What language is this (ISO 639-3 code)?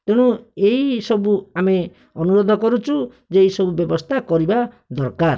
ori